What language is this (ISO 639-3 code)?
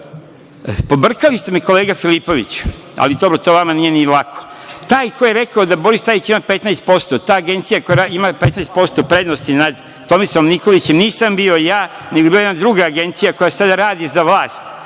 srp